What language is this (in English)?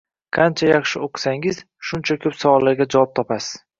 Uzbek